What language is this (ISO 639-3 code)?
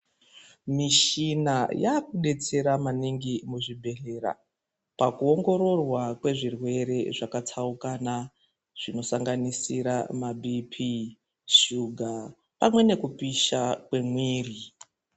ndc